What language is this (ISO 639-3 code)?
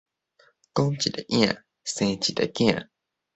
nan